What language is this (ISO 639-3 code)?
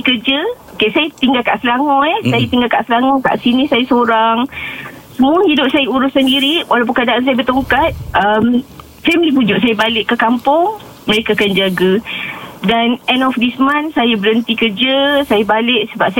msa